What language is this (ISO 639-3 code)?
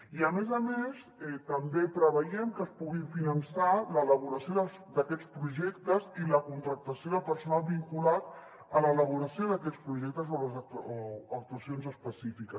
cat